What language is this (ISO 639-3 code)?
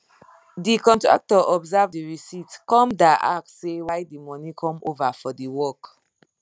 pcm